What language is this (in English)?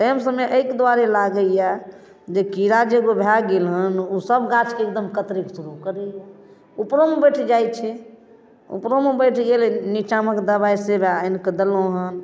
Maithili